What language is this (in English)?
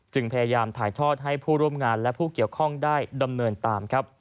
Thai